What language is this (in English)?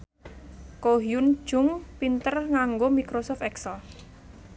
Javanese